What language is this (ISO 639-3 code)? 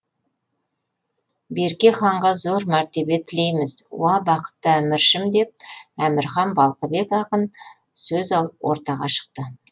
kaz